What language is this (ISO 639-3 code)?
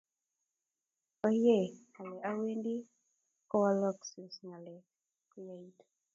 kln